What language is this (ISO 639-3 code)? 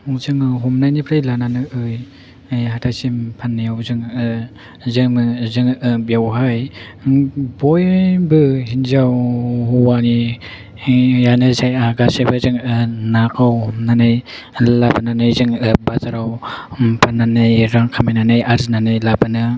brx